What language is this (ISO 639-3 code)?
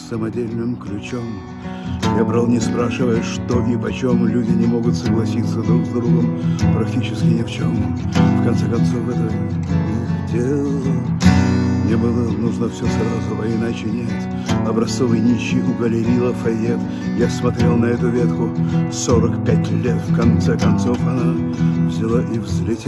rus